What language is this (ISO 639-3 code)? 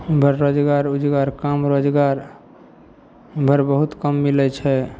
mai